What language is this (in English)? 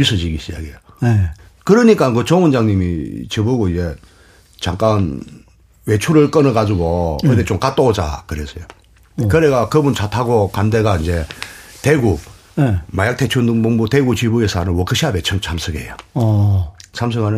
Korean